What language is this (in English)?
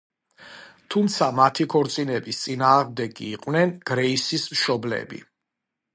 Georgian